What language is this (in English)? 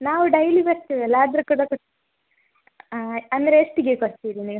Kannada